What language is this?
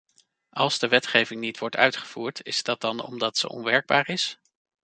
Dutch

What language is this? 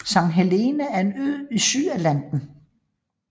Danish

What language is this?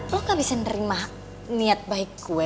Indonesian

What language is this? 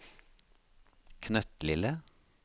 Norwegian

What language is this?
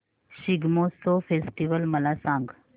Marathi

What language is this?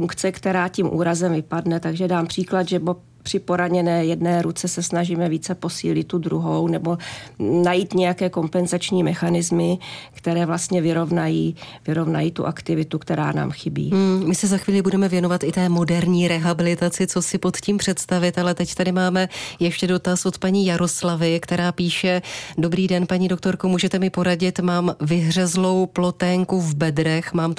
Czech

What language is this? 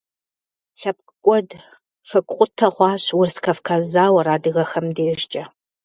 Kabardian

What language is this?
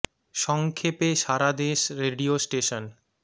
Bangla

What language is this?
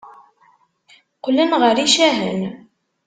Kabyle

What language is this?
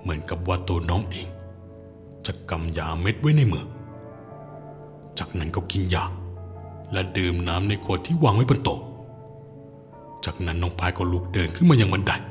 Thai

